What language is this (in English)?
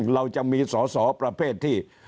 Thai